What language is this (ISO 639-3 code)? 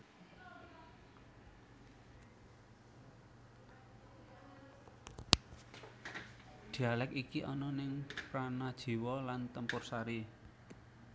jav